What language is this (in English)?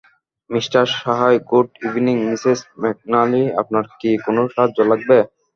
Bangla